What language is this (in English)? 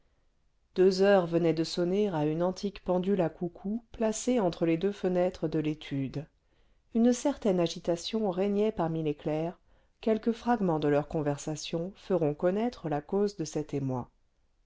French